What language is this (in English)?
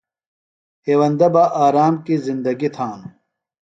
Phalura